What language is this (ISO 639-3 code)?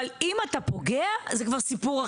heb